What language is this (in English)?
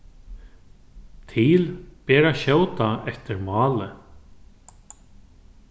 Faroese